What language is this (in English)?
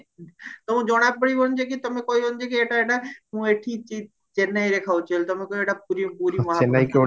Odia